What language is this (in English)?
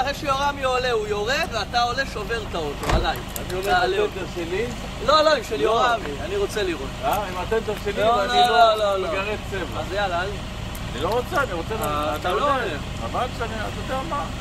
Hebrew